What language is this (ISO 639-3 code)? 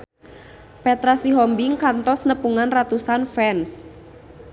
sun